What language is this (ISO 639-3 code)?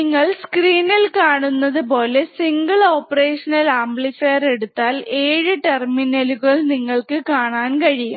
mal